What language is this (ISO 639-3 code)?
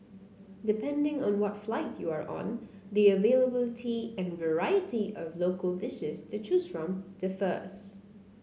eng